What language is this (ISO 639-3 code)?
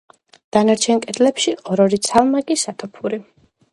kat